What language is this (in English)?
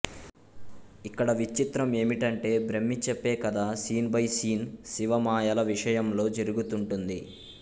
Telugu